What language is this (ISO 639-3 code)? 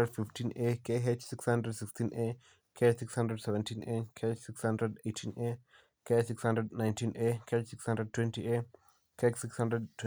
kln